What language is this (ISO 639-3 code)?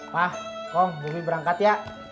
ind